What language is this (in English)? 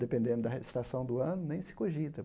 Portuguese